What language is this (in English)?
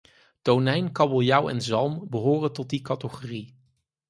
Dutch